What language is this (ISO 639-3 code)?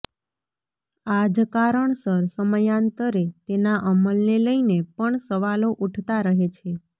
guj